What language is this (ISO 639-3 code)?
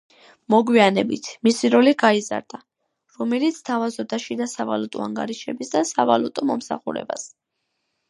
kat